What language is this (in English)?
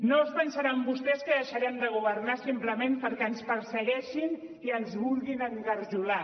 Catalan